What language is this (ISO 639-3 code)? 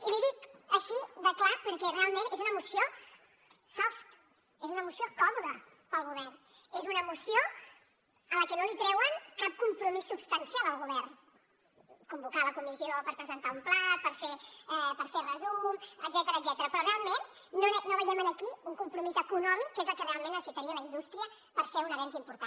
cat